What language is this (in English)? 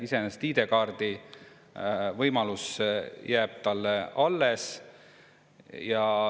Estonian